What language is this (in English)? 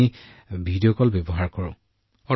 Assamese